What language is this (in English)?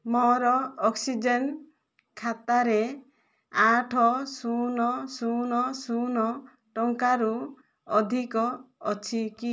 Odia